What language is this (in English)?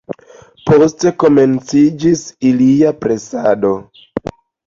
Esperanto